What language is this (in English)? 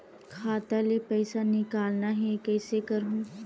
Chhattisgarhi